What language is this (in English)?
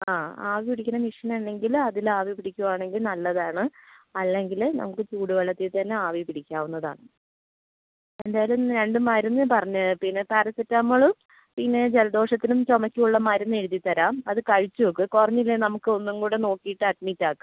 Malayalam